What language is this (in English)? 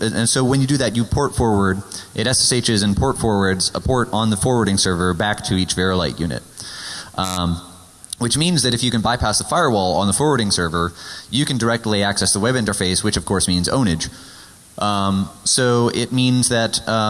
English